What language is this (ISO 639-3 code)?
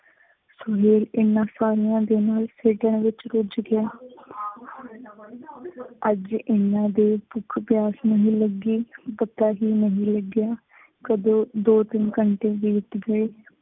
pan